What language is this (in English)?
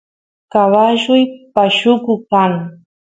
Santiago del Estero Quichua